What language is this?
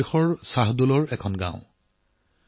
Assamese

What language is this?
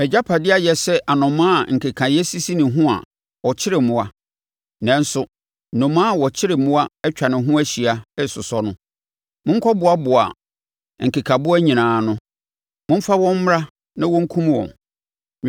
Akan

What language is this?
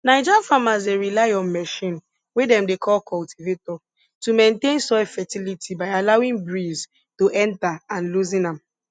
Nigerian Pidgin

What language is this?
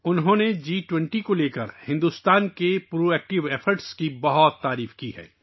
Urdu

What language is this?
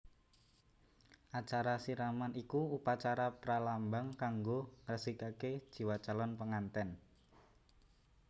Javanese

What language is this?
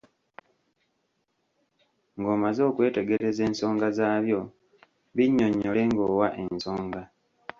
Ganda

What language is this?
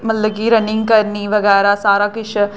Dogri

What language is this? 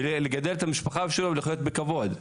Hebrew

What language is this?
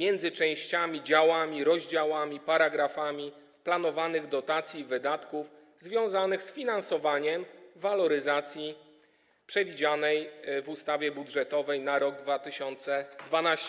Polish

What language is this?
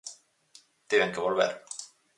Galician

